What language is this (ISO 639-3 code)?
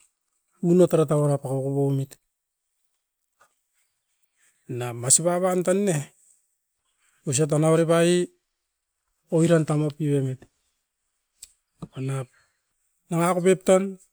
eiv